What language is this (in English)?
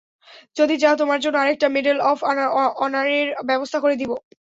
Bangla